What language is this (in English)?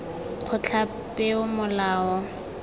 Tswana